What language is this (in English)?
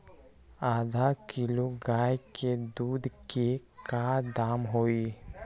Magahi